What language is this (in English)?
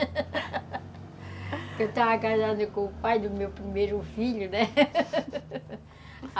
Portuguese